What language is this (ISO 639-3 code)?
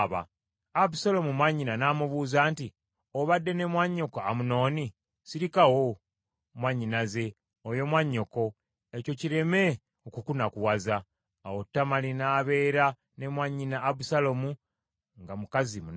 lug